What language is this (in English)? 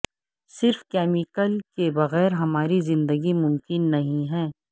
Urdu